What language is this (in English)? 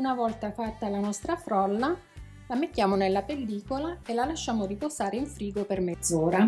Italian